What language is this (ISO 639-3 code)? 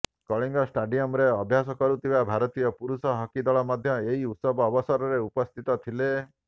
ori